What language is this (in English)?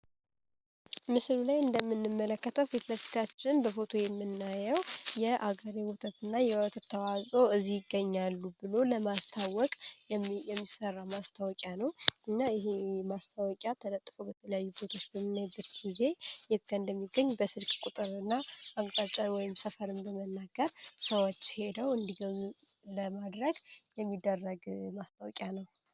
Amharic